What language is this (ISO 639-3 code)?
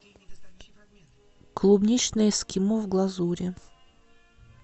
rus